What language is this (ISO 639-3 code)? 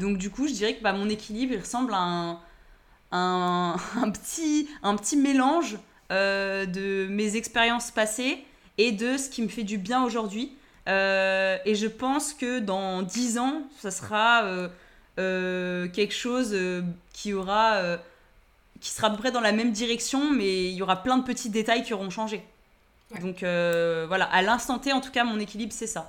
fra